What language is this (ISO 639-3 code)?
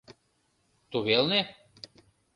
chm